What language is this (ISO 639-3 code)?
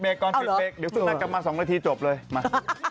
tha